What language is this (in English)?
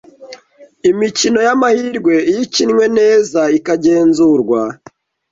Kinyarwanda